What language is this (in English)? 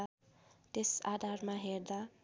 Nepali